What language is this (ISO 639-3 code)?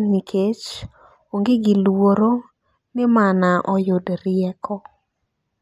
luo